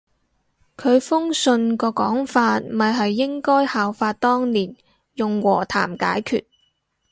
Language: Cantonese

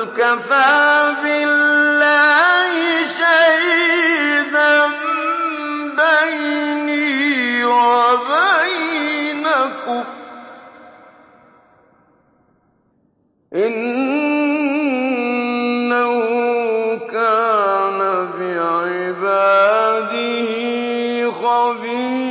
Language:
Arabic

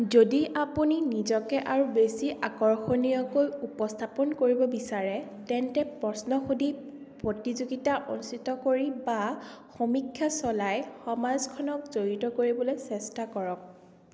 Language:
Assamese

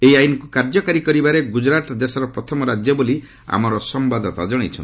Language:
Odia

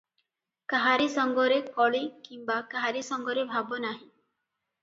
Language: Odia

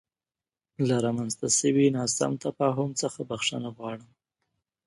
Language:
Pashto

